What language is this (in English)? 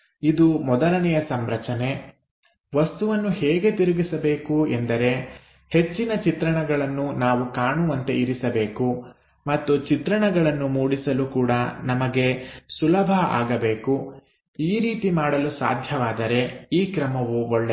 Kannada